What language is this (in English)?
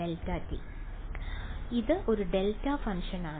Malayalam